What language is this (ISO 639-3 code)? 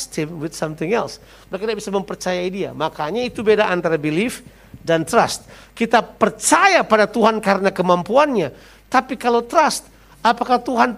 ind